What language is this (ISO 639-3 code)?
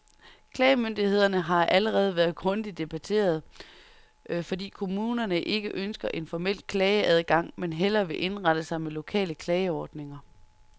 dan